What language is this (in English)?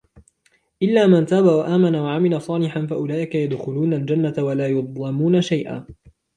Arabic